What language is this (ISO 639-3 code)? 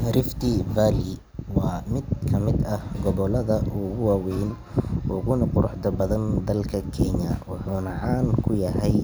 som